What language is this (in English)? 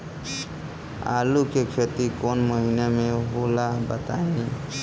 Bhojpuri